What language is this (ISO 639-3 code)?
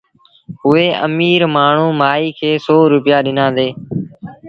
sbn